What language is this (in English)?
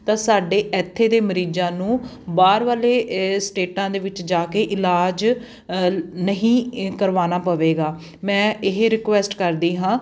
Punjabi